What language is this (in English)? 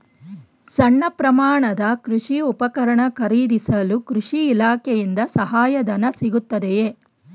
Kannada